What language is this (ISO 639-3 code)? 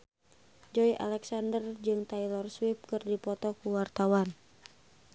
sun